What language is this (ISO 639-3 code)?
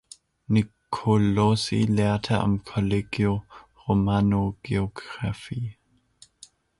deu